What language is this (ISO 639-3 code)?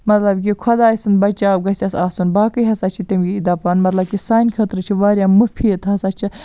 kas